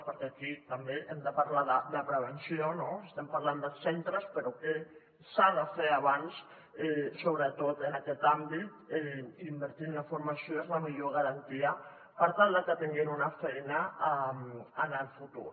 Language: Catalan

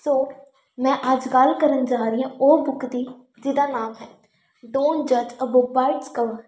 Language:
Punjabi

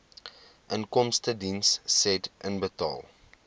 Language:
Afrikaans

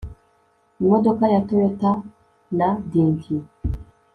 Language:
Kinyarwanda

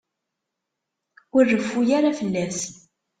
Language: Kabyle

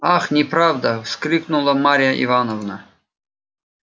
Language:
Russian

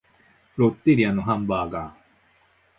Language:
Japanese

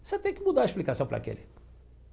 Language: Portuguese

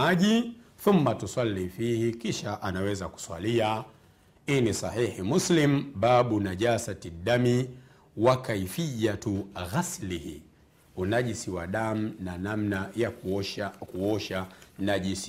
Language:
Swahili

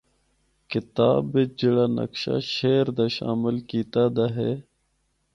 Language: Northern Hindko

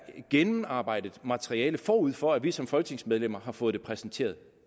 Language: Danish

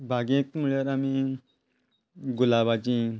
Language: Konkani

